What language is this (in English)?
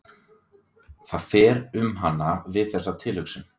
Icelandic